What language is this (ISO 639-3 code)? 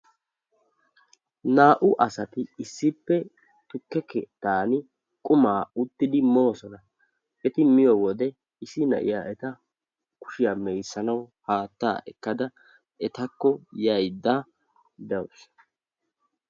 wal